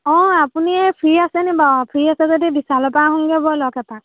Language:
Assamese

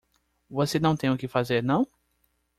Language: Portuguese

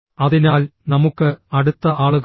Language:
Malayalam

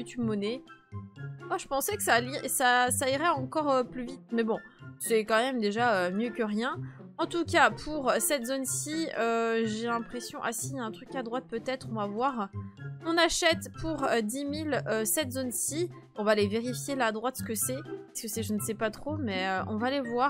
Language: French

